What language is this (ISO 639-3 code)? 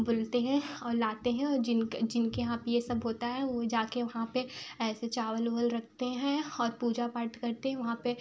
hin